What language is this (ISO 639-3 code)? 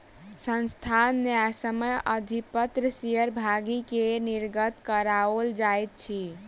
mai